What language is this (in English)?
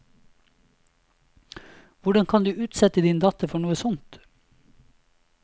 Norwegian